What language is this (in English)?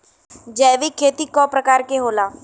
Bhojpuri